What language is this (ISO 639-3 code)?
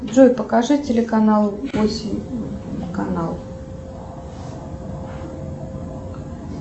rus